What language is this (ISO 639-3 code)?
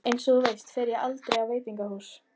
isl